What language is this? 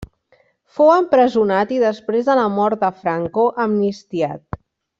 Catalan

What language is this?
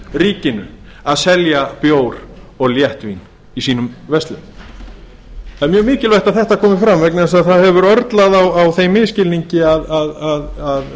Icelandic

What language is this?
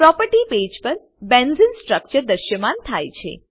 Gujarati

